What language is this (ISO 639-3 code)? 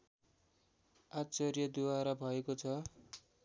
nep